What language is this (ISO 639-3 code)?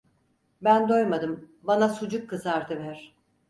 tur